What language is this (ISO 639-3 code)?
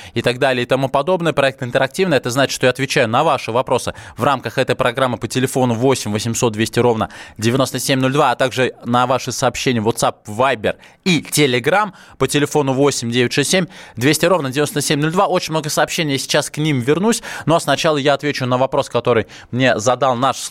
rus